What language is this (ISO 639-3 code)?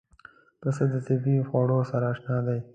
pus